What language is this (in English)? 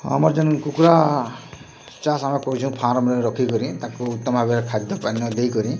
Odia